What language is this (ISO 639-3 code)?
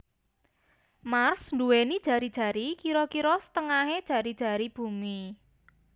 jav